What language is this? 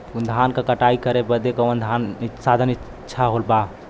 Bhojpuri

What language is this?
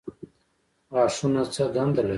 Pashto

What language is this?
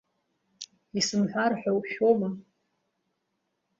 Abkhazian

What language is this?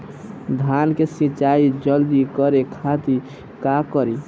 Bhojpuri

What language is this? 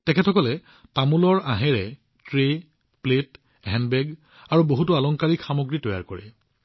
Assamese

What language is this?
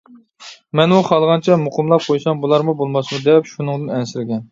Uyghur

